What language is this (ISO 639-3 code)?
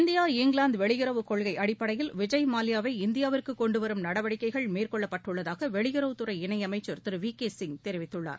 tam